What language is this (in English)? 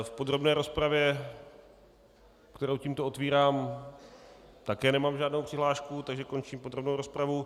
Czech